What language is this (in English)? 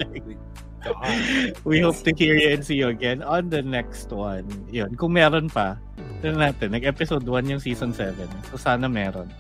Filipino